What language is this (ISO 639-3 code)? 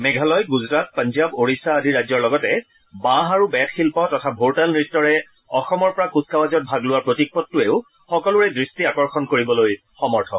asm